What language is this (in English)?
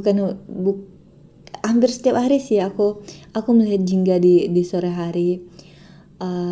Indonesian